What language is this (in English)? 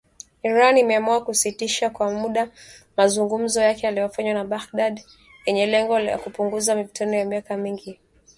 Swahili